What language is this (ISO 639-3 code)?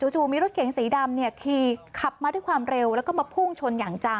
tha